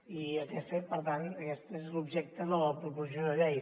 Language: Catalan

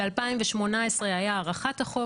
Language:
Hebrew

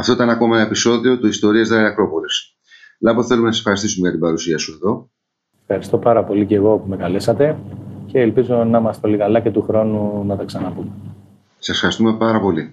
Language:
Greek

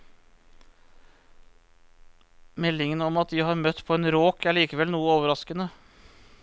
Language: Norwegian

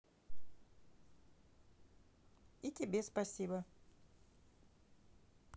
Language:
Russian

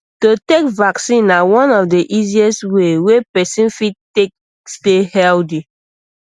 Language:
Nigerian Pidgin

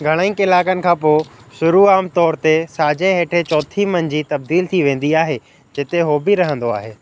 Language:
Sindhi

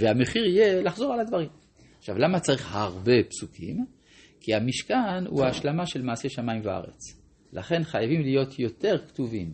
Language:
Hebrew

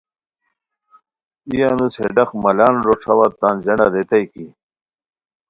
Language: Khowar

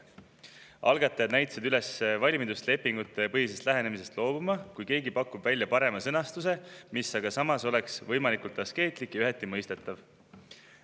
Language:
Estonian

